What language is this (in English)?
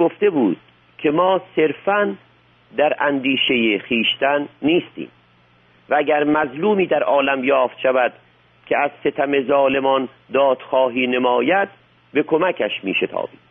Persian